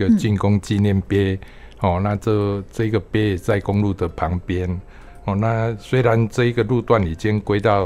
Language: Chinese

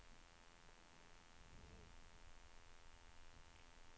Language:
Swedish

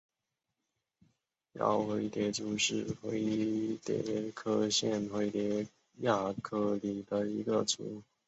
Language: Chinese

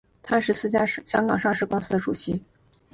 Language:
Chinese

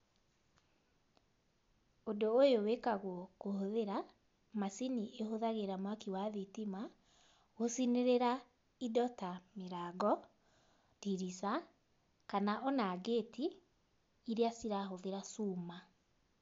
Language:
Kikuyu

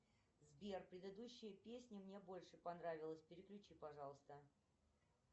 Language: Russian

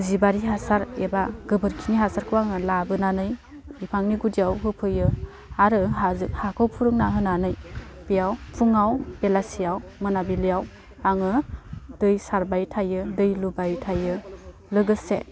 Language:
Bodo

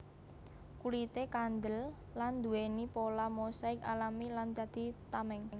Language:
Javanese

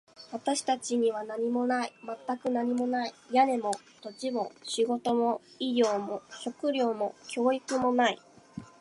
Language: Japanese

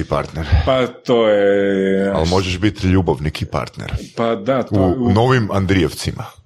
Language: Croatian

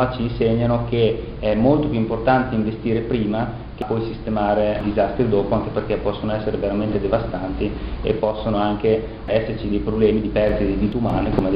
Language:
Italian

